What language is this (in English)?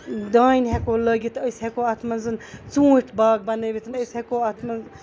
Kashmiri